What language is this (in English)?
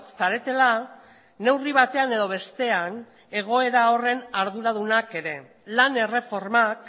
Basque